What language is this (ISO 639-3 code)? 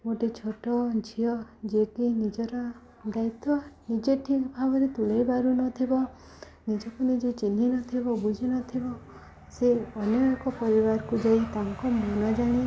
ori